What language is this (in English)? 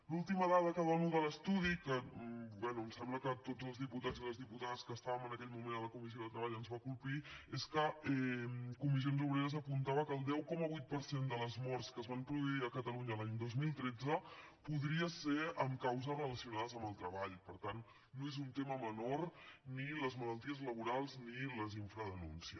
Catalan